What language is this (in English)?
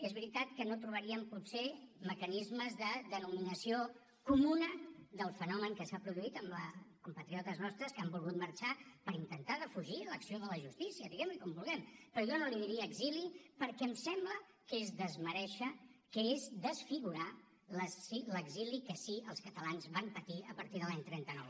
Catalan